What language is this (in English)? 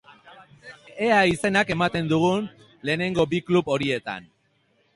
Basque